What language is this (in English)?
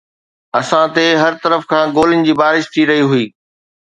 Sindhi